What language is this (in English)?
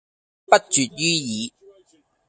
Cantonese